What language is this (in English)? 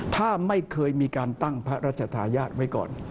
Thai